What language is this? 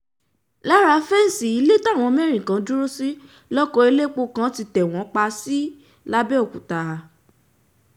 Yoruba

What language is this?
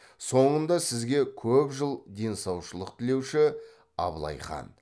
Kazakh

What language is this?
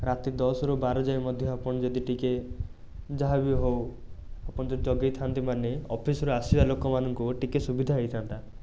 Odia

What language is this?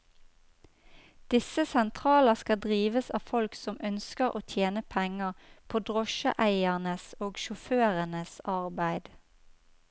Norwegian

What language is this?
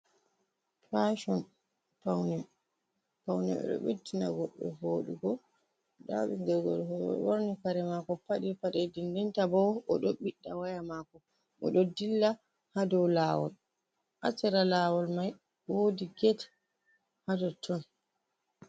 Fula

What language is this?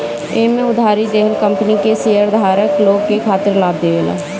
Bhojpuri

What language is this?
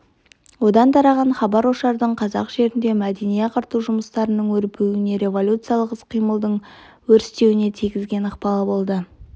Kazakh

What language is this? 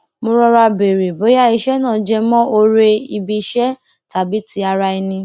Yoruba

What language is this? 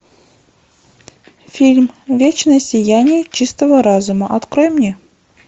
Russian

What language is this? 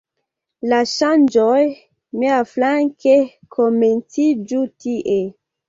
Esperanto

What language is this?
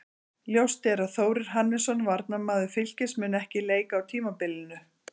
Icelandic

